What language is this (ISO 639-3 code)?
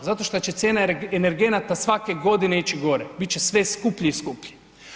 hrv